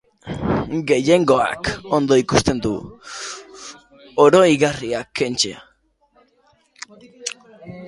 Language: Basque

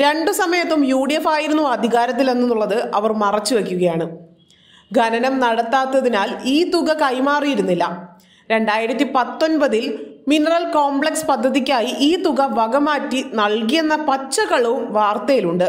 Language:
Malayalam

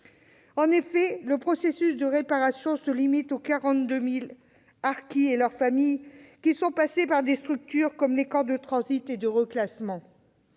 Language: French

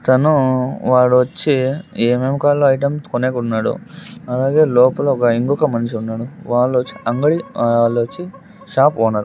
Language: Telugu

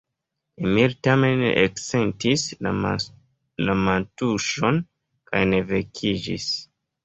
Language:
Esperanto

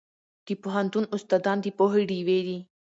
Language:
Pashto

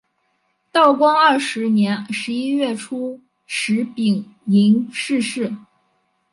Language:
Chinese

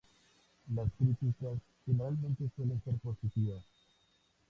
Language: Spanish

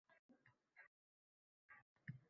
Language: Uzbek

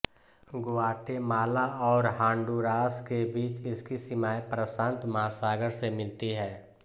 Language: Hindi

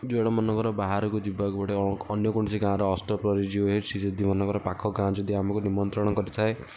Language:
Odia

